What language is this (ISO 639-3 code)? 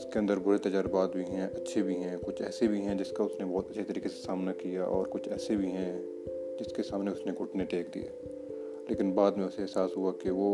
urd